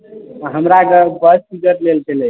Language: Maithili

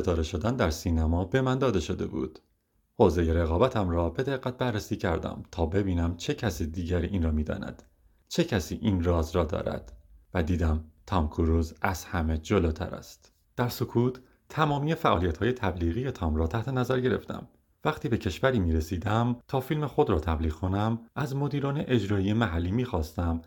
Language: Persian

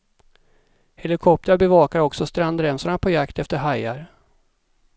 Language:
Swedish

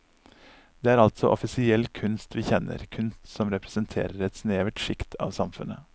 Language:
Norwegian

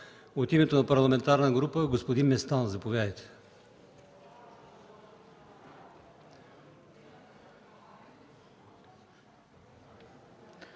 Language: Bulgarian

